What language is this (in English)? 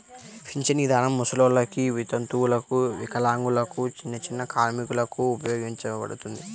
Telugu